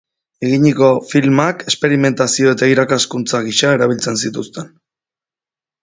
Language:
Basque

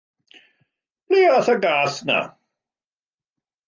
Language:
Welsh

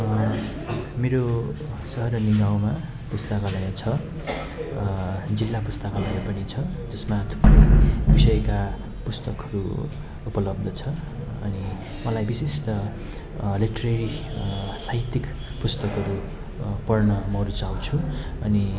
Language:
Nepali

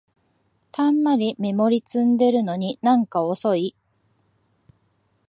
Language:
Japanese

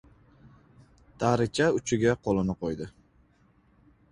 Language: Uzbek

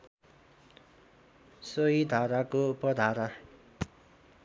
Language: Nepali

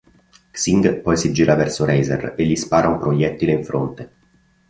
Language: Italian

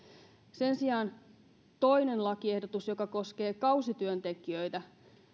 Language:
Finnish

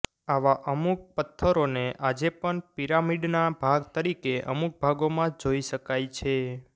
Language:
Gujarati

